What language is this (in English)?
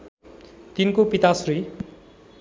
Nepali